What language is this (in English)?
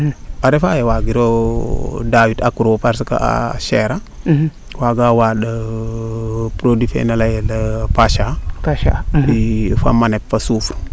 Serer